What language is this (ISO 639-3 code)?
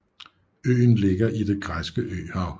dan